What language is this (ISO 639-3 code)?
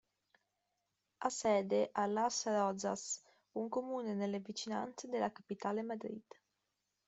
ita